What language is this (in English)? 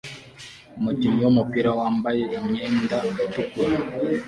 Kinyarwanda